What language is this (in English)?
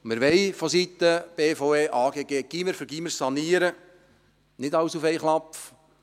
Swiss German